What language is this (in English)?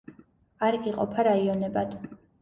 Georgian